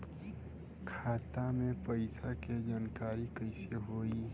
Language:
Bhojpuri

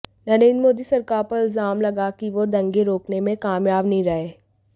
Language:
Hindi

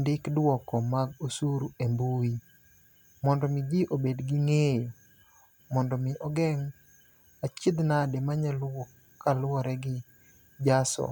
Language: Luo (Kenya and Tanzania)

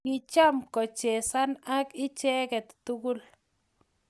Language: Kalenjin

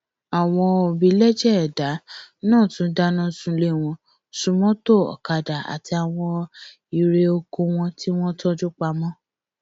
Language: Yoruba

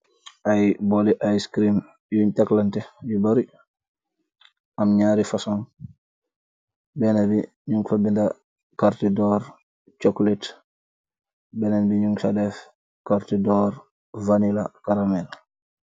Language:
Wolof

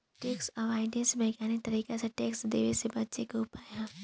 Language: Bhojpuri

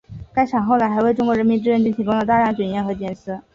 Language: Chinese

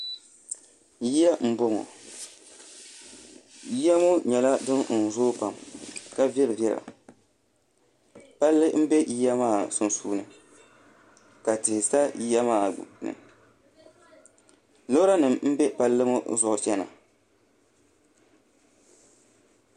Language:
Dagbani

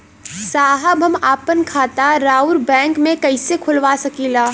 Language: Bhojpuri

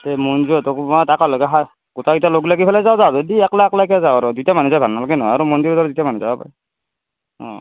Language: Assamese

